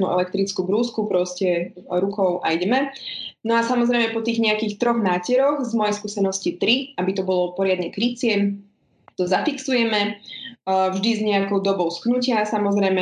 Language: Slovak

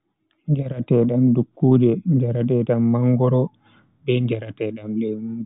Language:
Bagirmi Fulfulde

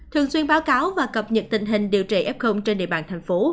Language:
Vietnamese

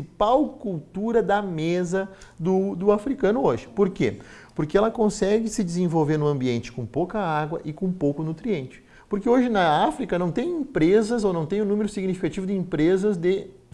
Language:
Portuguese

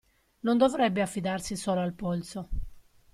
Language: Italian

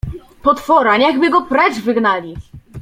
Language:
Polish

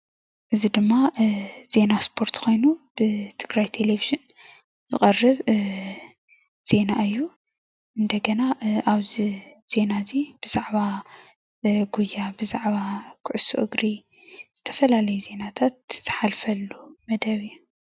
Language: Tigrinya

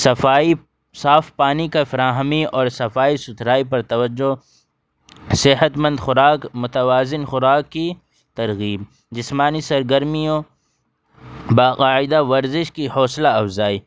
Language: Urdu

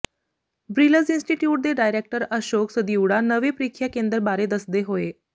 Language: Punjabi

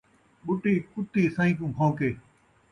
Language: Saraiki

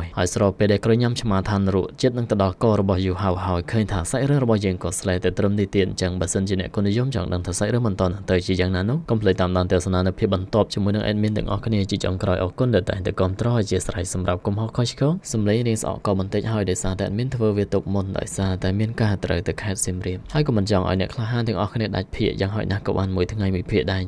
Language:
Thai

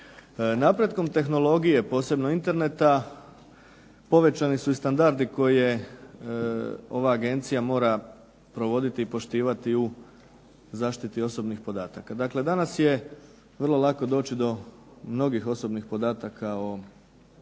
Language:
Croatian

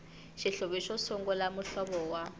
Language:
Tsonga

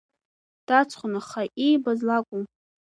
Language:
Abkhazian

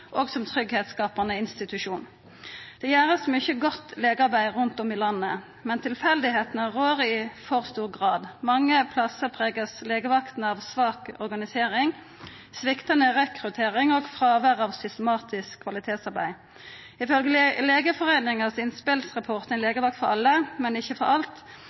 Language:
Norwegian Nynorsk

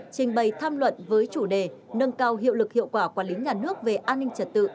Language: Vietnamese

